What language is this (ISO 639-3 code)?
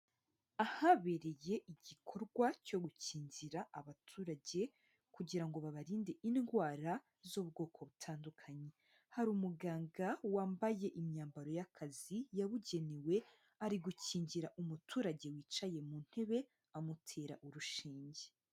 kin